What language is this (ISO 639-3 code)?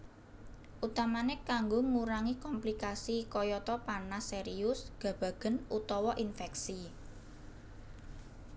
jav